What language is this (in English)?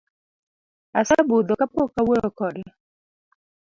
Luo (Kenya and Tanzania)